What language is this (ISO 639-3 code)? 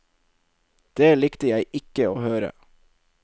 nor